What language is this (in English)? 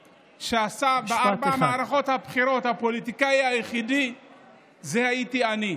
Hebrew